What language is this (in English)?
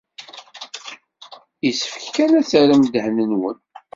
Kabyle